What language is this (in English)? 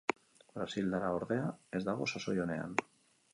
Basque